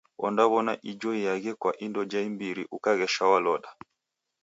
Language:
Taita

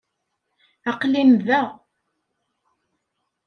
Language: Kabyle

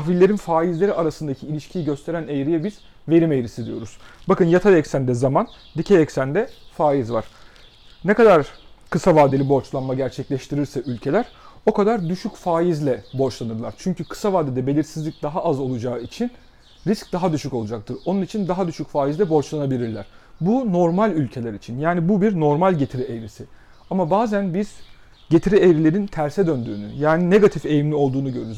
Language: Turkish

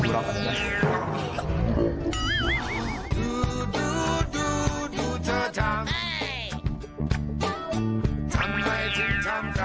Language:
Thai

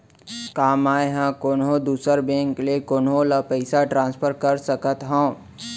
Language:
Chhattisgarhi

